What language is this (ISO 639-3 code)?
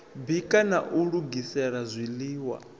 ven